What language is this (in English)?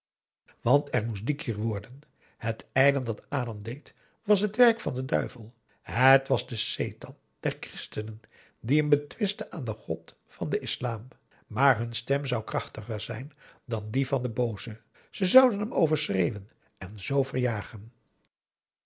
Dutch